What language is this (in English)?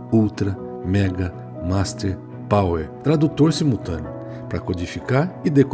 Portuguese